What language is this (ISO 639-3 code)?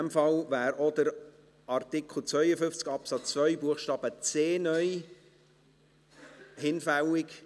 gsw